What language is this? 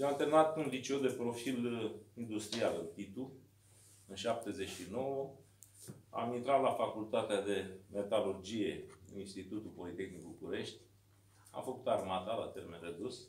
Romanian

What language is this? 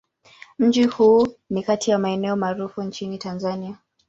Swahili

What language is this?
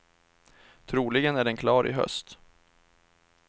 Swedish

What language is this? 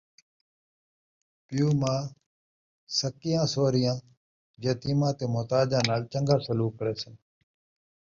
Saraiki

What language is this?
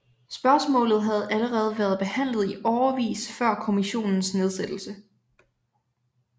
Danish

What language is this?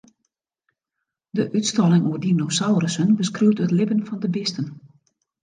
Western Frisian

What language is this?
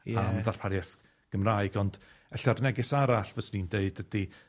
Welsh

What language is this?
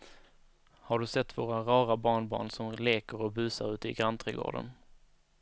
Swedish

